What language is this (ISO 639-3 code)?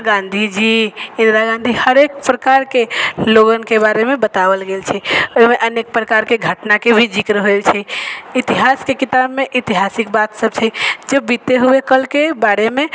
mai